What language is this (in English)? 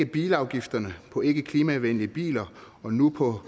Danish